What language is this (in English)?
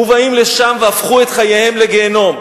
Hebrew